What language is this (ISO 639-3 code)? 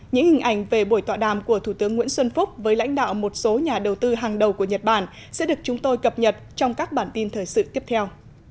vie